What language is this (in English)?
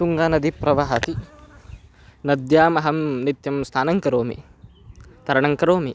Sanskrit